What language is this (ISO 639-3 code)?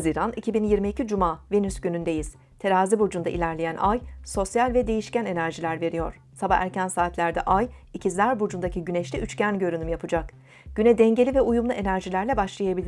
tur